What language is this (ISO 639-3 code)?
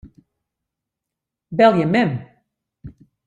fry